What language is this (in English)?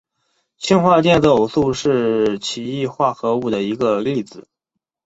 Chinese